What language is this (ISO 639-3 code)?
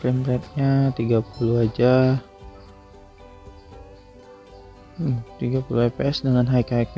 ind